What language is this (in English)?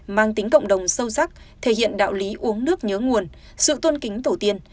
Vietnamese